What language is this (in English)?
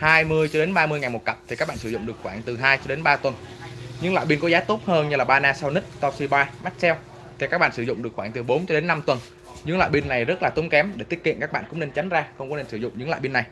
Vietnamese